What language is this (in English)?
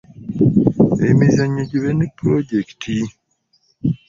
Ganda